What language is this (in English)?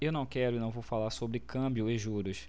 Portuguese